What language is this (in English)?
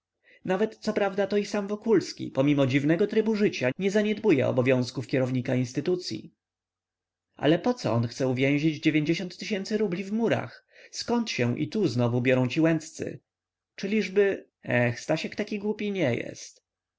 Polish